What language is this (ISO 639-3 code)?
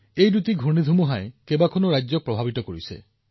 asm